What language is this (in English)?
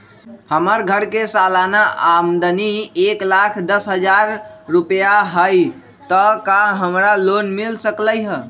Magahi